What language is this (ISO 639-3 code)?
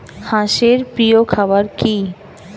ben